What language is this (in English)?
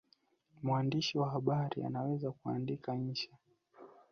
Swahili